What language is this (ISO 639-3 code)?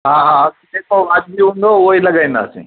snd